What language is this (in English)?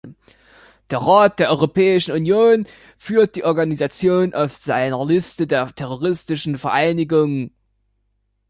German